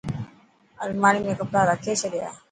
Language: Dhatki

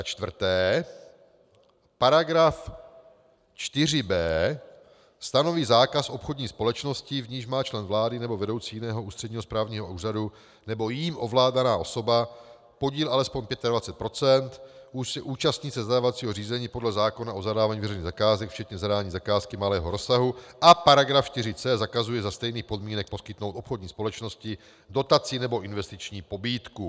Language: Czech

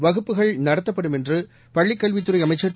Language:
Tamil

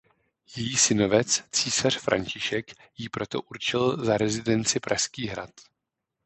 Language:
Czech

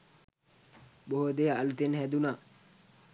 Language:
Sinhala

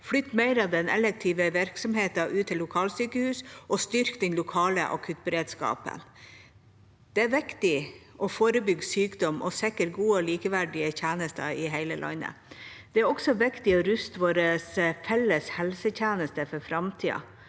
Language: Norwegian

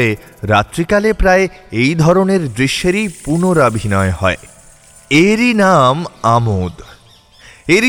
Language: Bangla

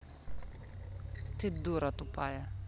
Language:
Russian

